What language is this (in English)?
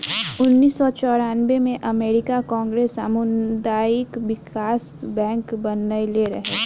Bhojpuri